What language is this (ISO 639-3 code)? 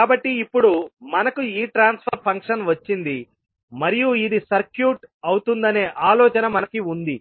tel